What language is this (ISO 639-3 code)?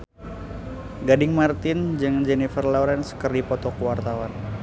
sun